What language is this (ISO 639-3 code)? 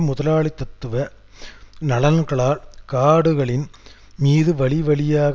tam